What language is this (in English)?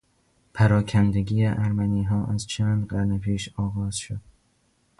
Persian